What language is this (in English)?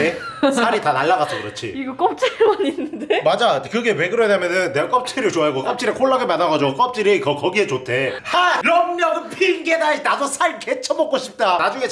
Korean